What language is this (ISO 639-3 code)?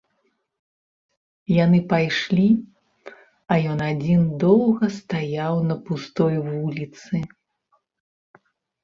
bel